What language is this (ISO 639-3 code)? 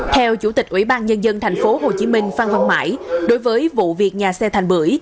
vie